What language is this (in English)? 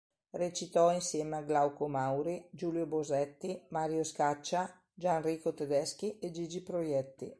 Italian